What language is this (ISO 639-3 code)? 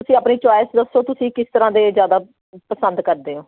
pan